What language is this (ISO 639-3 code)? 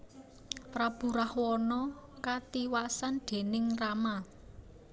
jav